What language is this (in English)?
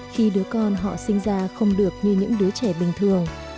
Vietnamese